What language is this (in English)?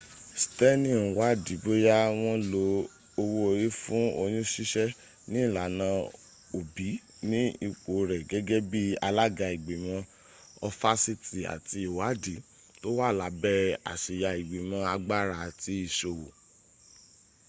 Yoruba